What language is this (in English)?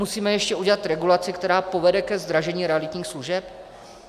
Czech